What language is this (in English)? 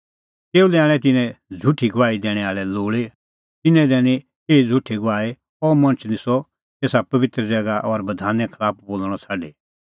Kullu Pahari